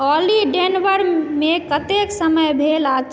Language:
Maithili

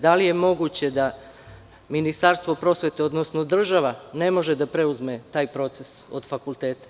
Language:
Serbian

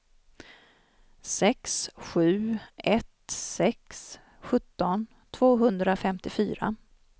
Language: Swedish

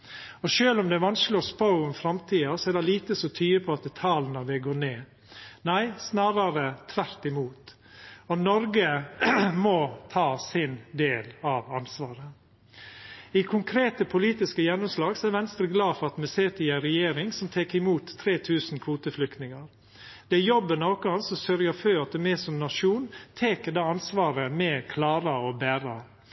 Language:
Norwegian Nynorsk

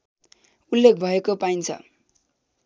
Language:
Nepali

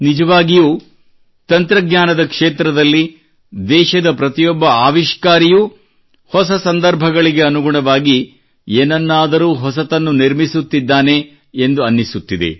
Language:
Kannada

